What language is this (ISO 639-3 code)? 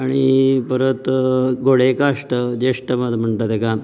kok